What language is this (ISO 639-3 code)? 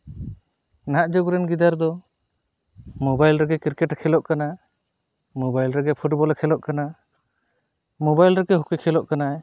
sat